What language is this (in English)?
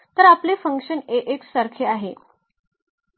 Marathi